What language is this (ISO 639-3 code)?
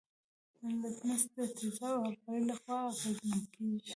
pus